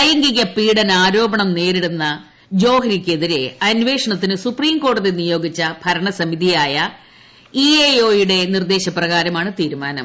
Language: Malayalam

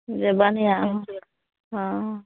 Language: Maithili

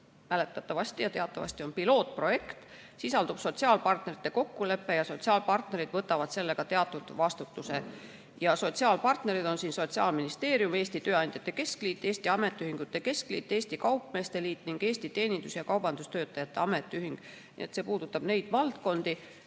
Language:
Estonian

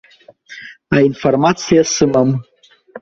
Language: Abkhazian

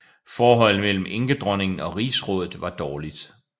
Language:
Danish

